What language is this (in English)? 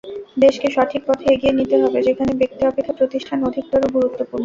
Bangla